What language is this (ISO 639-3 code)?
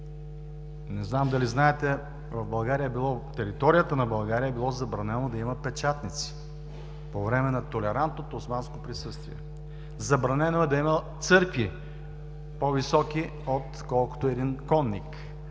bul